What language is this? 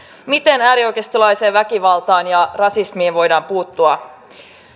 Finnish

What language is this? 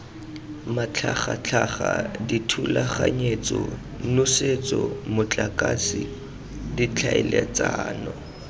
Tswana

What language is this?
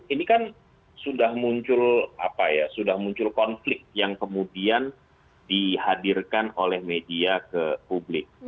Indonesian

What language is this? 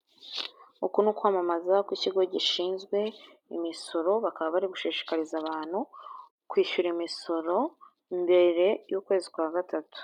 Kinyarwanda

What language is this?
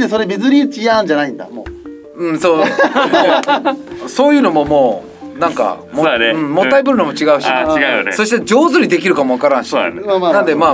Japanese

